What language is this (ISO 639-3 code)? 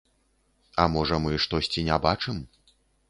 bel